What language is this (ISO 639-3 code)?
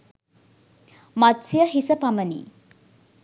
sin